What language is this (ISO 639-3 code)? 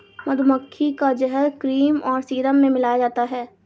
hin